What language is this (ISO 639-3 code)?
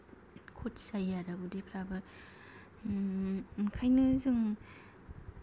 brx